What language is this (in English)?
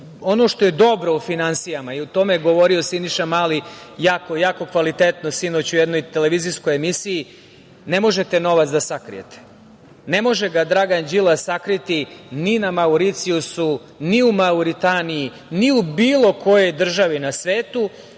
Serbian